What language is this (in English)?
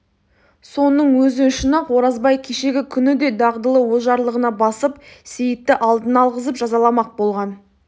Kazakh